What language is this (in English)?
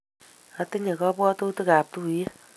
Kalenjin